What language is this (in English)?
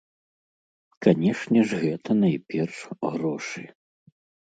Belarusian